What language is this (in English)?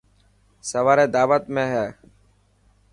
Dhatki